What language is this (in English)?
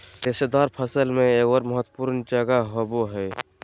Magahi